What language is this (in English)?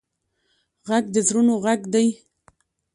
Pashto